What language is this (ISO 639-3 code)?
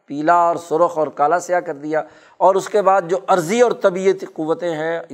urd